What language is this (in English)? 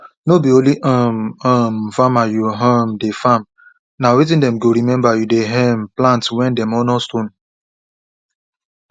Nigerian Pidgin